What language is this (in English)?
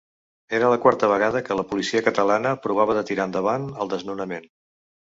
Catalan